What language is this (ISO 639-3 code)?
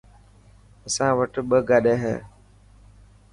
mki